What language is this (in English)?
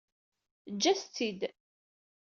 Kabyle